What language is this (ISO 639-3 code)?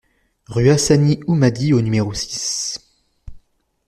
fra